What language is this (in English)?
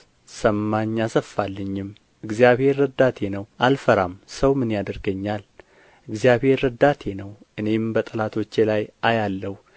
Amharic